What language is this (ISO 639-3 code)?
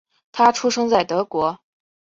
zho